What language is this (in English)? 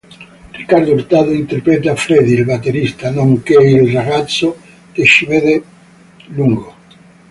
Italian